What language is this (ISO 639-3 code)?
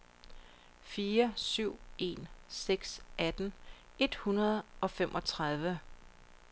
dan